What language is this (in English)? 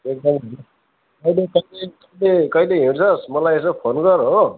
Nepali